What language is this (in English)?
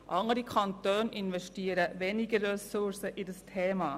Swiss German